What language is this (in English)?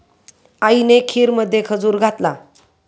Marathi